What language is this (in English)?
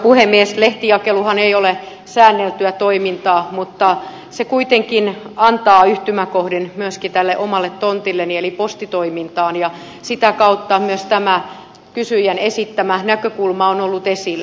Finnish